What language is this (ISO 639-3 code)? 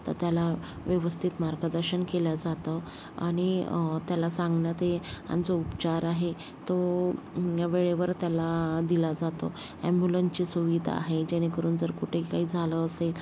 mar